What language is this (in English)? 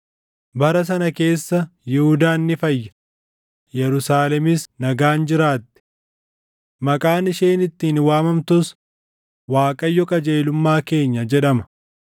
Oromo